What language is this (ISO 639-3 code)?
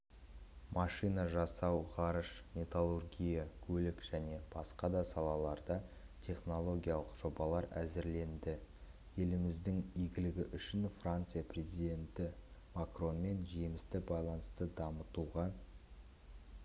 kaz